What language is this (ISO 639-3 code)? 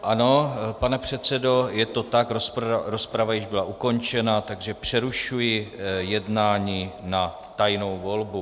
ces